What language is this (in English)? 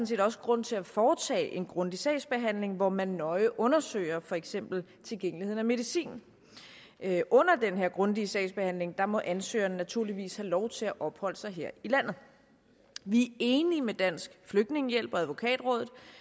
Danish